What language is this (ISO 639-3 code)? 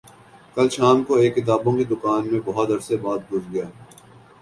urd